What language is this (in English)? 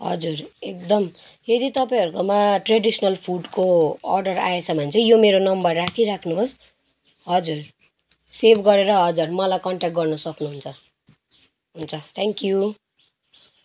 Nepali